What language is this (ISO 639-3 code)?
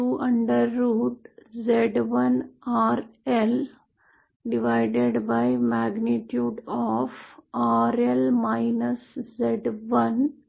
mar